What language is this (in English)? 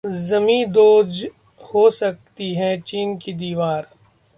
Hindi